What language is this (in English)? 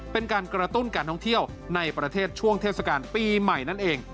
Thai